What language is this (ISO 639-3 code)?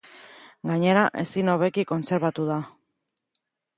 eus